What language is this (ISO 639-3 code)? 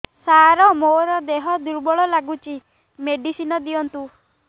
ori